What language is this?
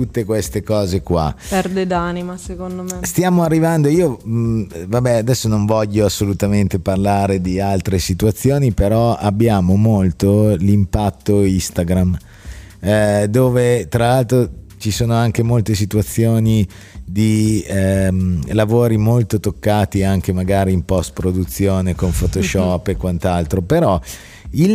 Italian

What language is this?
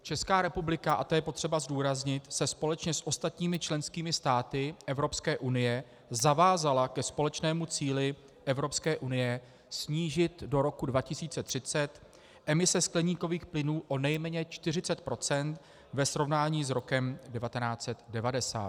Czech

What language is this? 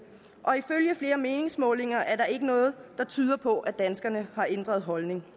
Danish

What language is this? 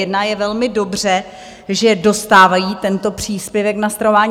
Czech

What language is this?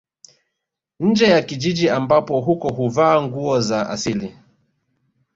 Swahili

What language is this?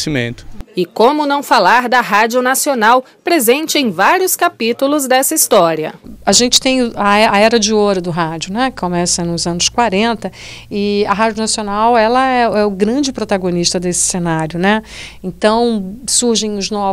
Portuguese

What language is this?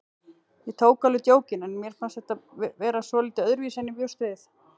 Icelandic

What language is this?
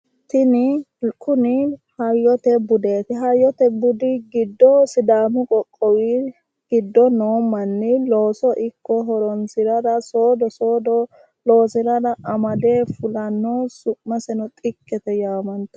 Sidamo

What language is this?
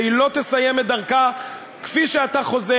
Hebrew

